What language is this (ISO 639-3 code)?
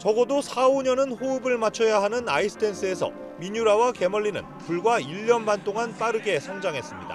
kor